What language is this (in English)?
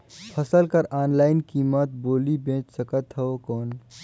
Chhattisgarhi